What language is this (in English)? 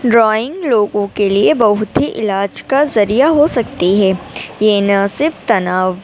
Urdu